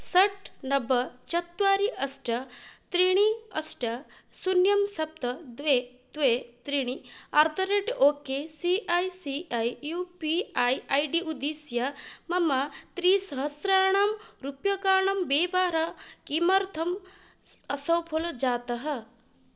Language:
Sanskrit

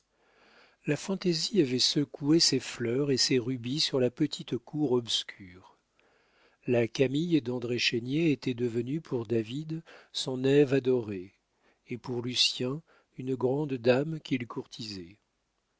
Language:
French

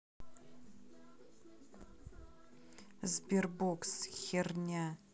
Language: Russian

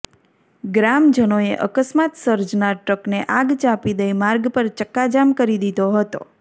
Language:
Gujarati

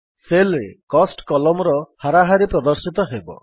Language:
Odia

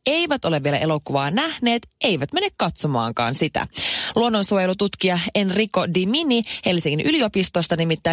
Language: Finnish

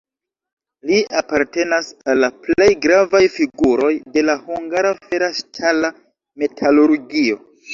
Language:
Esperanto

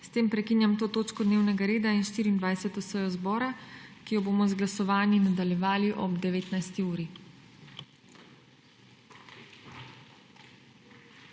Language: Slovenian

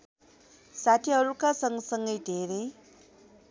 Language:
Nepali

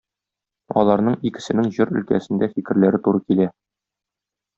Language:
Tatar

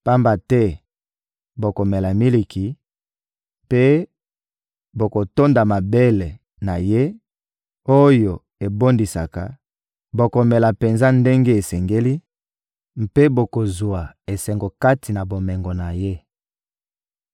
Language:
Lingala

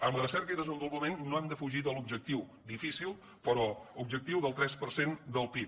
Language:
Catalan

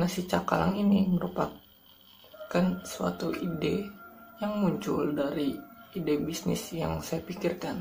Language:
Indonesian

